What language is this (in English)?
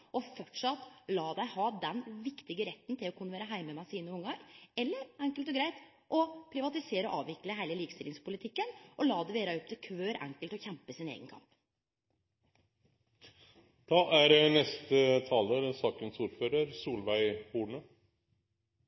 Norwegian Nynorsk